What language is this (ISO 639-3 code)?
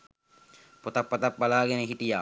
sin